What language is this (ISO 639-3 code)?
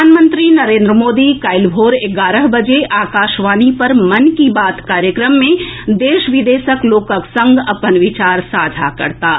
mai